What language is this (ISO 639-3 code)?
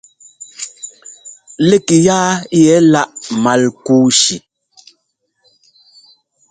jgo